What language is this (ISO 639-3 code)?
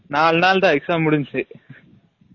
tam